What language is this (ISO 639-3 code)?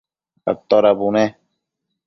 mcf